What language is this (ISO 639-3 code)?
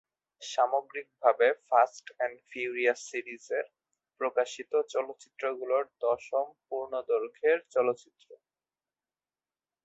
ben